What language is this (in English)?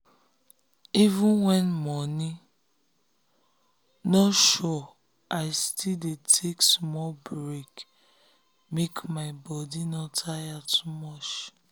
Nigerian Pidgin